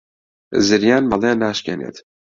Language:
Central Kurdish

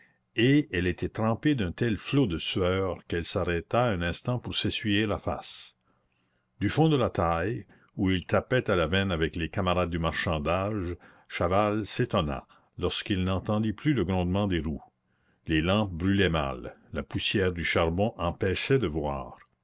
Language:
French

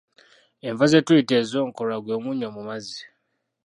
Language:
Ganda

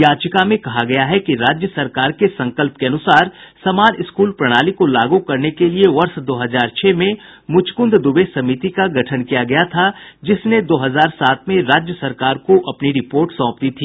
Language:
Hindi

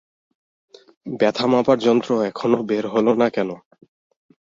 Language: Bangla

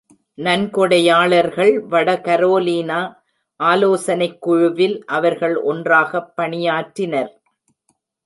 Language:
Tamil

